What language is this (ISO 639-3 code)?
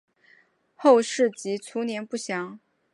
zho